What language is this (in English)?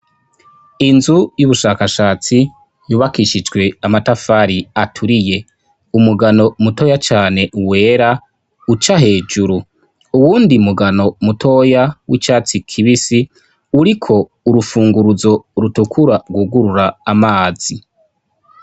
Rundi